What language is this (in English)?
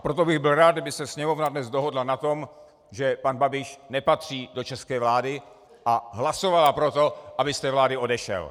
Czech